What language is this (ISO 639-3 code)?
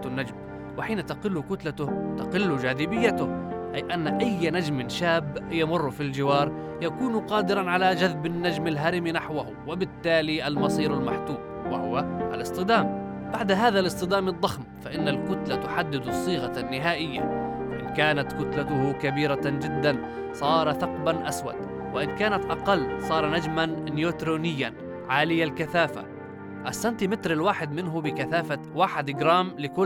ara